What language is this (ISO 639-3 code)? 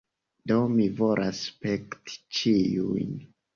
epo